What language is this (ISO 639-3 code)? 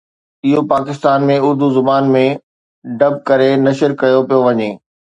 snd